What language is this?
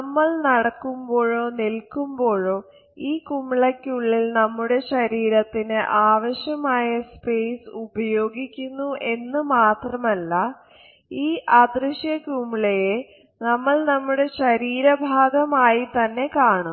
Malayalam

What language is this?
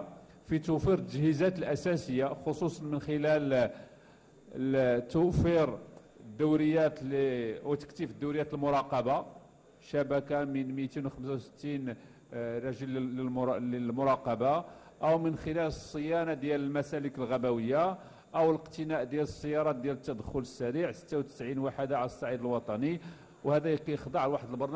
Arabic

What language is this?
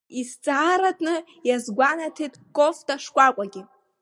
Abkhazian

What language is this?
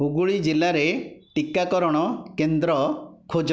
Odia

